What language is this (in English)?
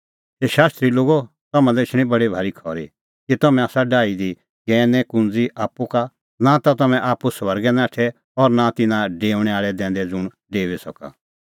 Kullu Pahari